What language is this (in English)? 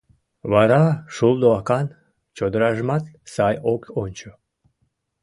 Mari